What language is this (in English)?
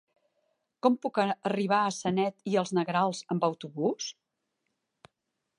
Catalan